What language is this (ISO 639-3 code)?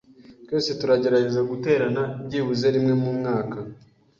kin